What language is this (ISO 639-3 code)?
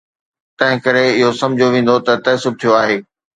snd